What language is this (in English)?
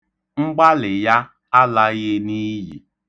Igbo